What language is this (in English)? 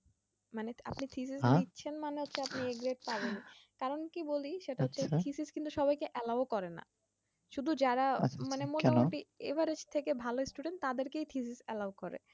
Bangla